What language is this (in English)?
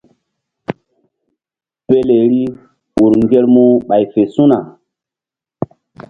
Mbum